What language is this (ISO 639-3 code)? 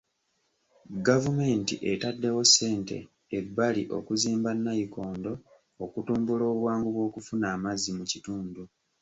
lug